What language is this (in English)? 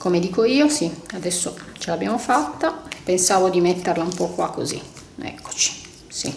Italian